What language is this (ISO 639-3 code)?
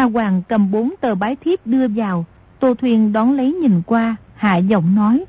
vie